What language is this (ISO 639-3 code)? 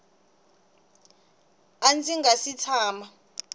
tso